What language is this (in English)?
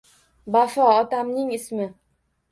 Uzbek